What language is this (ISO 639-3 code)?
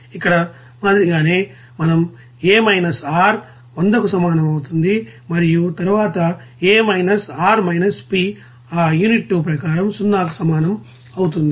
tel